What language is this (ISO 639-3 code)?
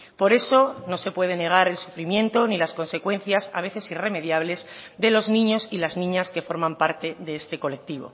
spa